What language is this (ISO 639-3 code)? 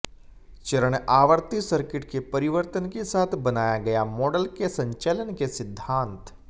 hin